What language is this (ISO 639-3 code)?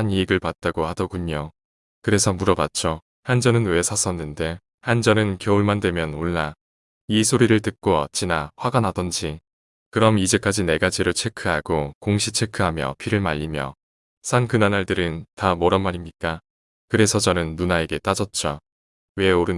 kor